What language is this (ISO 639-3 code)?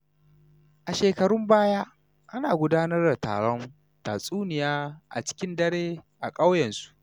hau